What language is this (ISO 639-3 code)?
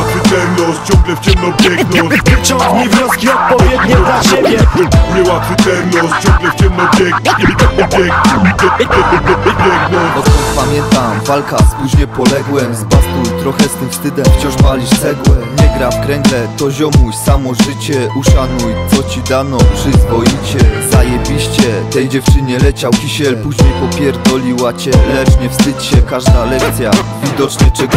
pol